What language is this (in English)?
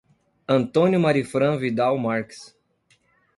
Portuguese